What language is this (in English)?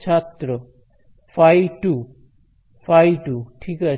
Bangla